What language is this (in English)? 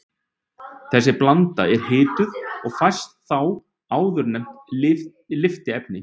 Icelandic